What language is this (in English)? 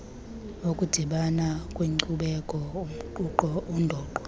Xhosa